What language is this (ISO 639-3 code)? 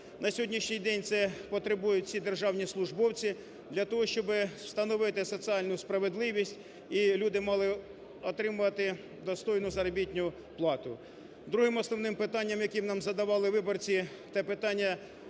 ukr